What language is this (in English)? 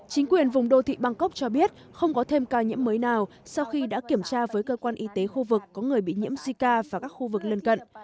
Vietnamese